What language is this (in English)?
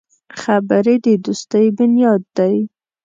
Pashto